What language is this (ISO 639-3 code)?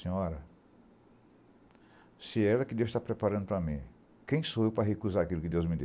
por